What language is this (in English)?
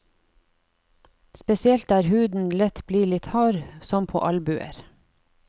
Norwegian